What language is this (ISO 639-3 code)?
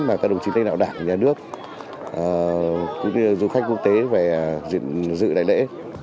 vie